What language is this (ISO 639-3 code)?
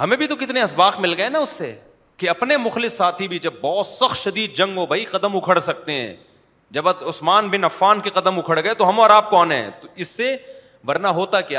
urd